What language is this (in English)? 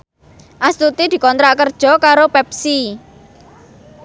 Javanese